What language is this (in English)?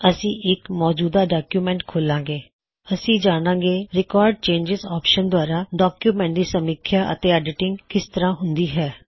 Punjabi